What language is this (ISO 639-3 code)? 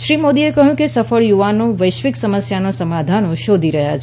guj